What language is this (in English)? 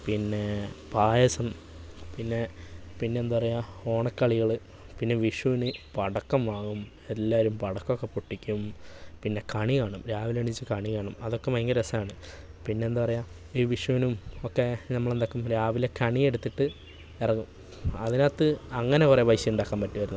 Malayalam